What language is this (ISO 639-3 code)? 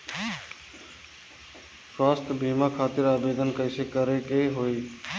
bho